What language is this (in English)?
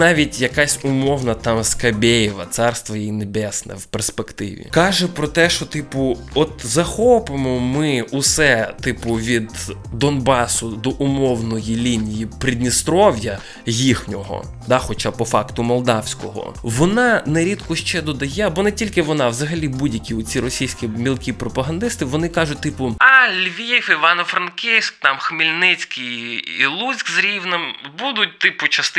Ukrainian